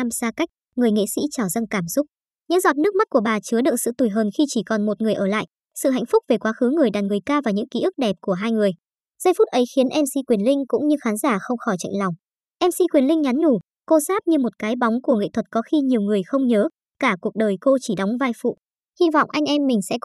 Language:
Vietnamese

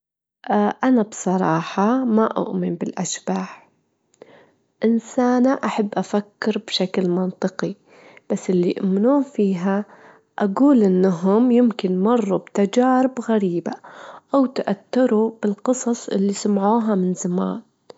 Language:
Gulf Arabic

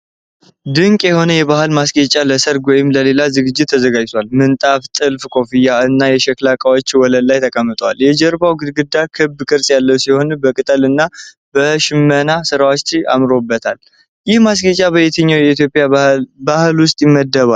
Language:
Amharic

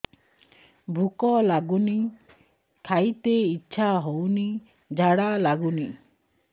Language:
Odia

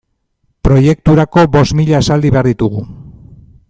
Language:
Basque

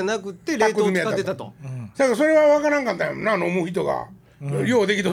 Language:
Japanese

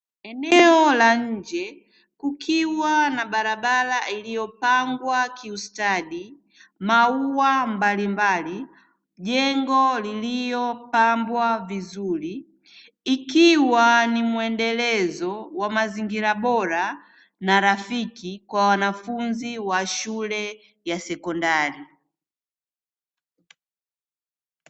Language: Swahili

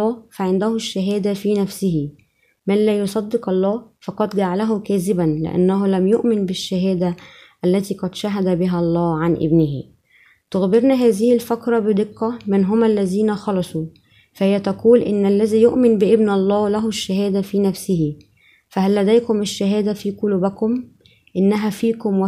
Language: Arabic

